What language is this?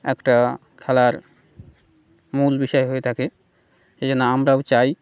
Bangla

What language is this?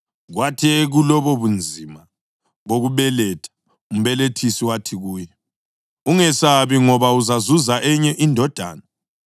North Ndebele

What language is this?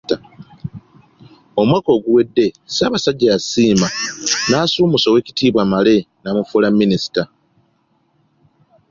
Ganda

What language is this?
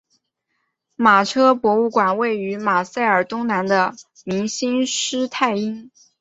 Chinese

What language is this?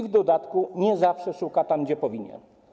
Polish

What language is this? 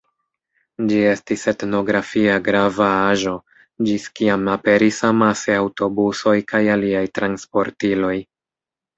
Esperanto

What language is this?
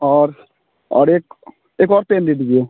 Hindi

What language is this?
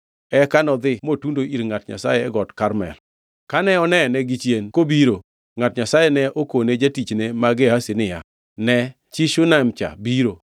Luo (Kenya and Tanzania)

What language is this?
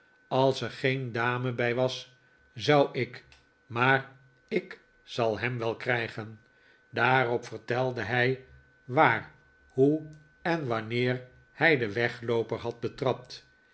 Dutch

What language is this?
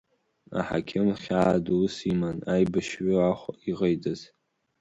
Abkhazian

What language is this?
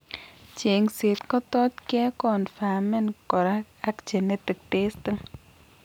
Kalenjin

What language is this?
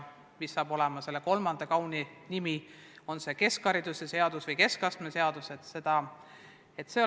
Estonian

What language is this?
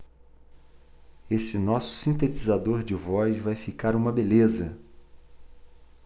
Portuguese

